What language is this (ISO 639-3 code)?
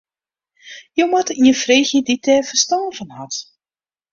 fry